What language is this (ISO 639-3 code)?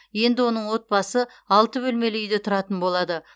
kaz